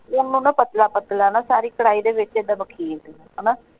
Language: Punjabi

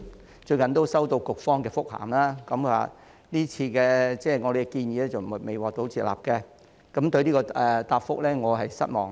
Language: Cantonese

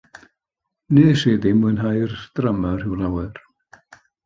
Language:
Welsh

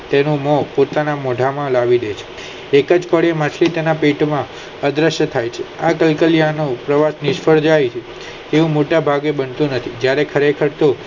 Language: Gujarati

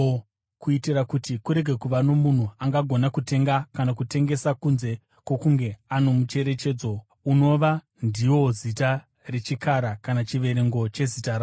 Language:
Shona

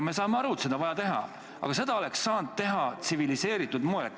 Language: Estonian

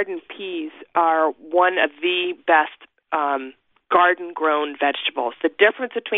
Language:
English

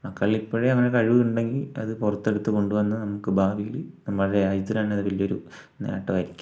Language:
Malayalam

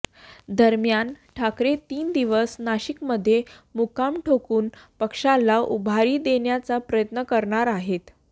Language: Marathi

